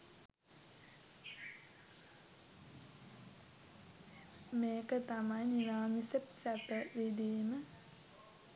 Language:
Sinhala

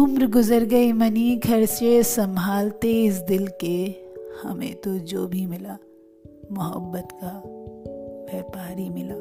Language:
Hindi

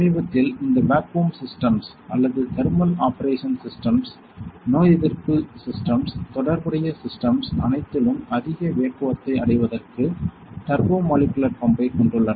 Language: Tamil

